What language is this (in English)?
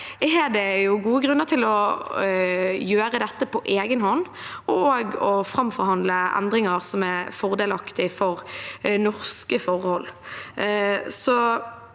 Norwegian